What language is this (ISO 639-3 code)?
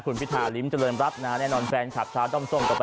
tha